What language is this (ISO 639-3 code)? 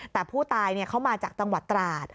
tha